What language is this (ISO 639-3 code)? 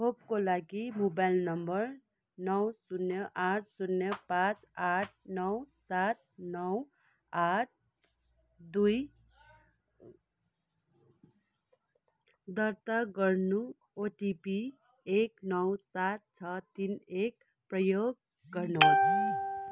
nep